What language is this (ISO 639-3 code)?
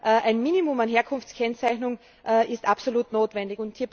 deu